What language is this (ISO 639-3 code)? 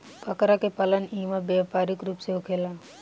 bho